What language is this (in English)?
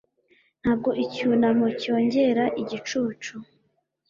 Kinyarwanda